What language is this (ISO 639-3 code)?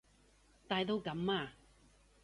yue